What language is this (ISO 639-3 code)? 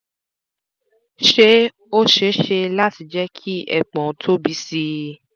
yor